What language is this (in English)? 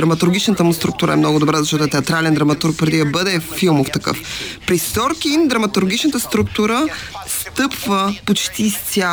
Bulgarian